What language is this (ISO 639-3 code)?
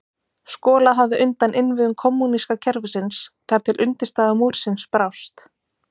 isl